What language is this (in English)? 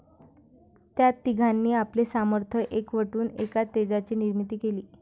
Marathi